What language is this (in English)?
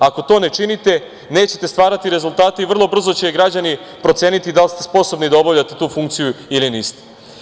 Serbian